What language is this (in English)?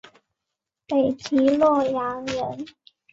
Chinese